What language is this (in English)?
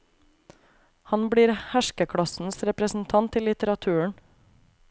Norwegian